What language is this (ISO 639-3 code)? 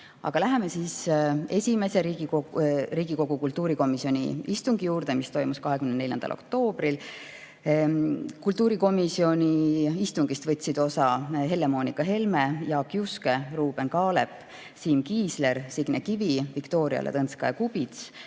est